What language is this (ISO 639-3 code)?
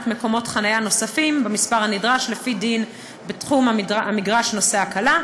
heb